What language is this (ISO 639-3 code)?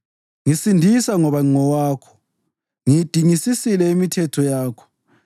nde